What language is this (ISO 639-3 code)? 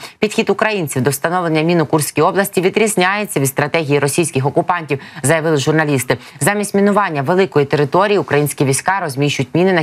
ukr